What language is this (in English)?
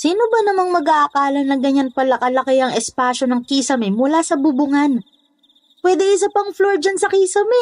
Filipino